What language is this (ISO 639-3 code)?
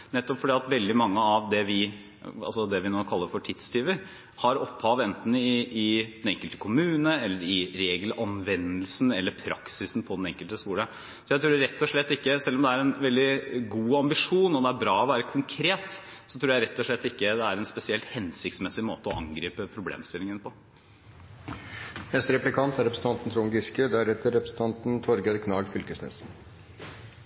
nob